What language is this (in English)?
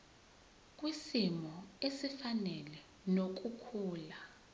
Zulu